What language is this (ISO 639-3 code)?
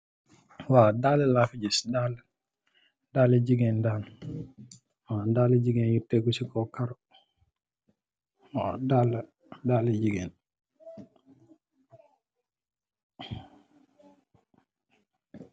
wol